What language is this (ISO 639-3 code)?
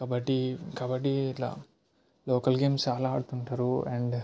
tel